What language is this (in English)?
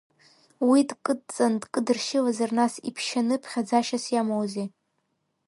Abkhazian